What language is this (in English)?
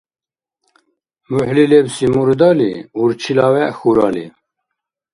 Dargwa